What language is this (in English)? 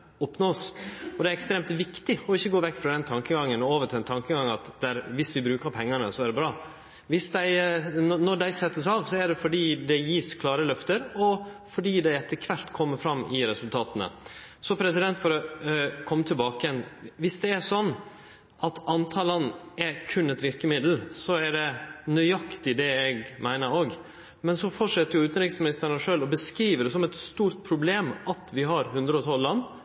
Norwegian Nynorsk